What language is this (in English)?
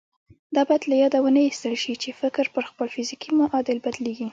Pashto